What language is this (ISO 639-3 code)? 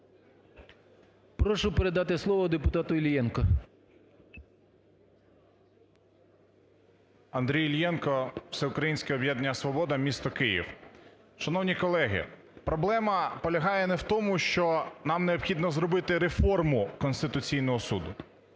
ukr